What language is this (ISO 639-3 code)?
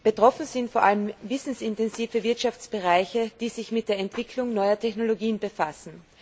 deu